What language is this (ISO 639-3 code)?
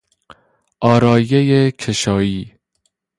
fas